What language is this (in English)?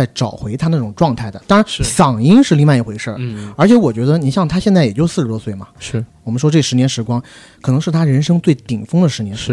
Chinese